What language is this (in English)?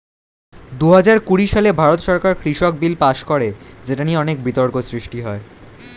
Bangla